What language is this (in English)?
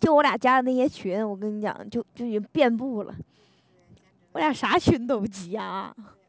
Chinese